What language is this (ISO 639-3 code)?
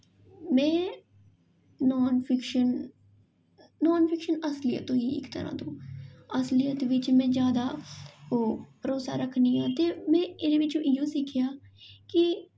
doi